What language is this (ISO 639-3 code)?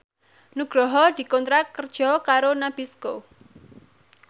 jav